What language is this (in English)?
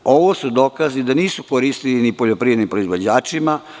Serbian